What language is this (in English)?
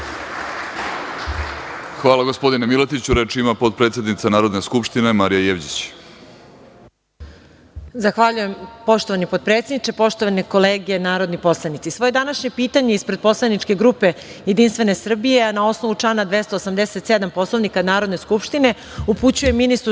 Serbian